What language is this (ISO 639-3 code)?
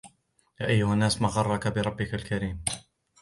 ara